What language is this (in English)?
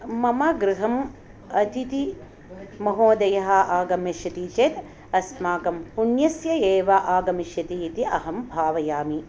Sanskrit